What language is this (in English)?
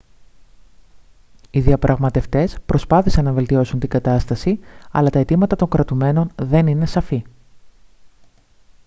Greek